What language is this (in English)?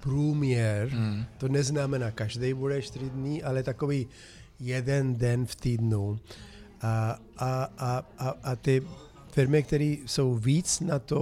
Czech